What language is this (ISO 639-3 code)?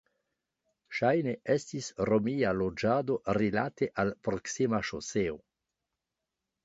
epo